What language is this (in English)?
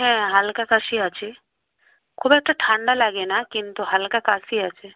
Bangla